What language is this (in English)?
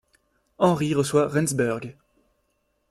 French